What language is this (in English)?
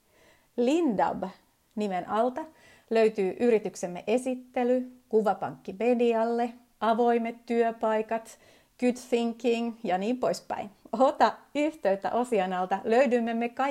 Finnish